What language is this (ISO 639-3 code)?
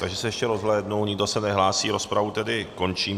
ces